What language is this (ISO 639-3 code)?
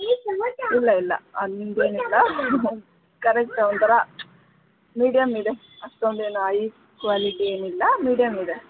kan